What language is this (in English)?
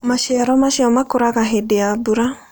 Kikuyu